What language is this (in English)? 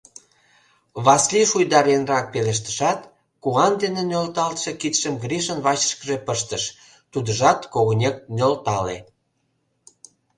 Mari